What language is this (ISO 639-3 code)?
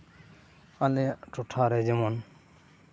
sat